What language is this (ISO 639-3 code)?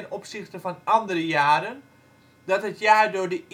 nld